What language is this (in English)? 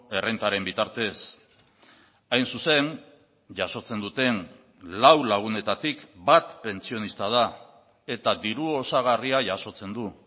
Basque